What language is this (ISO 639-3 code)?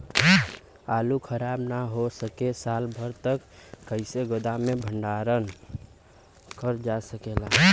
bho